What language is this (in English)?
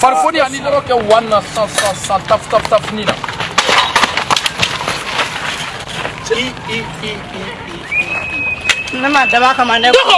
Turkish